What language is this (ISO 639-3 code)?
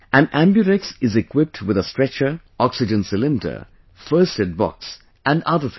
eng